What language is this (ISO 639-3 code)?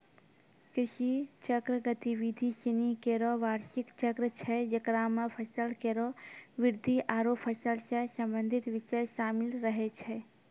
mai